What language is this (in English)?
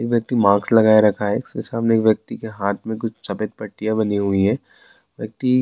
Urdu